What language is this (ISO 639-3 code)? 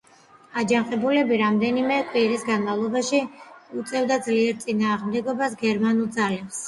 kat